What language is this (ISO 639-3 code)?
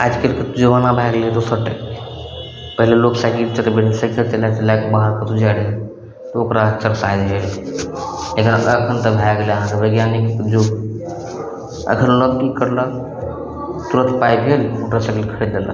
mai